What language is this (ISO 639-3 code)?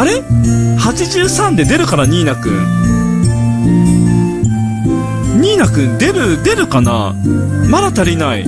jpn